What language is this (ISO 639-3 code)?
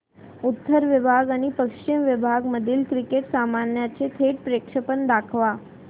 mar